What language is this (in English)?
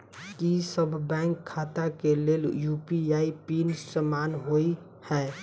Maithili